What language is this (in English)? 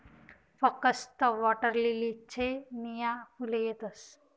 Marathi